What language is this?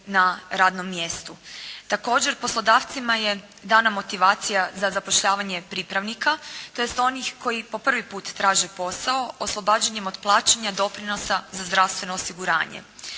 Croatian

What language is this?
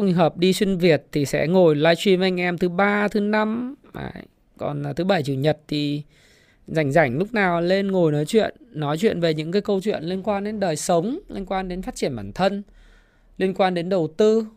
Vietnamese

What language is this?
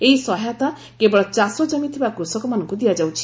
Odia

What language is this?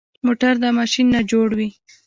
Pashto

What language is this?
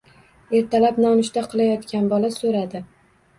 Uzbek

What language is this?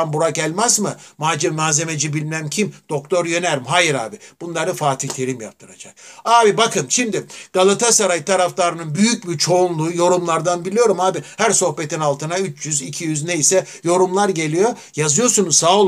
Turkish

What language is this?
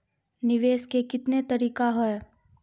Maithili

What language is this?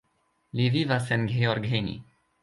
Esperanto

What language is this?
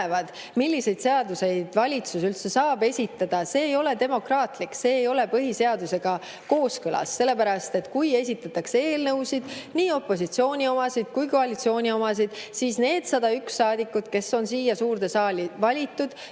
Estonian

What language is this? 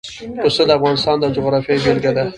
Pashto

